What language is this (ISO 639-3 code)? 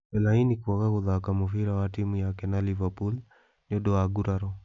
kik